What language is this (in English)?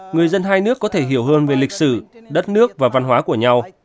Vietnamese